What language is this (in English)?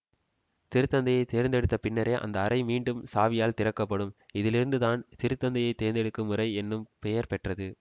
Tamil